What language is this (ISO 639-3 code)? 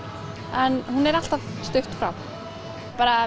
isl